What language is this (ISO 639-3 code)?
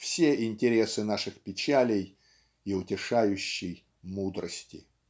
rus